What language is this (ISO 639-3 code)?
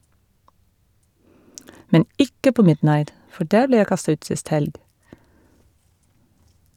nor